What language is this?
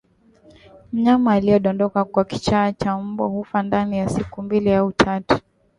Swahili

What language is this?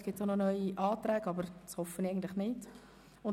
Swiss German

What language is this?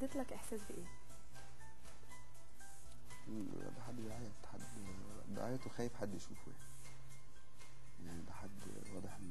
Arabic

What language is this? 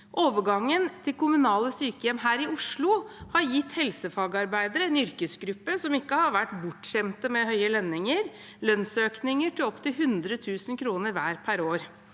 Norwegian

